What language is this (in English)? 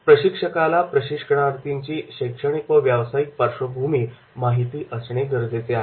Marathi